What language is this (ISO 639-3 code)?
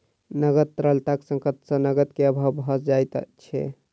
mai